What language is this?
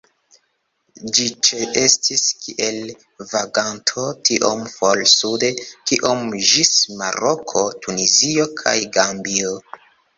Esperanto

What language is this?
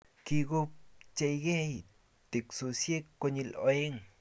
Kalenjin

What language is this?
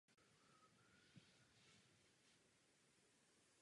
Czech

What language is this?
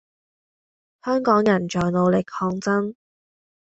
Cantonese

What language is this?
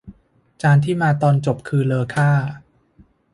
Thai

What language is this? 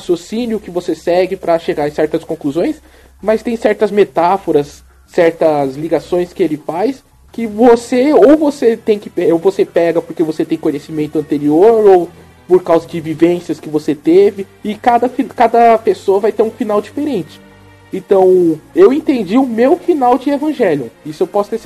Portuguese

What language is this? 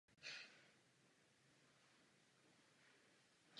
Czech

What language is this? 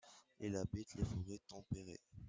French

